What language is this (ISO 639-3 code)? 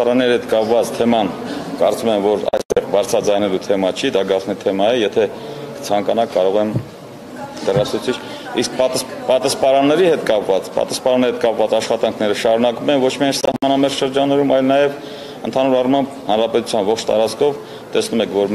ron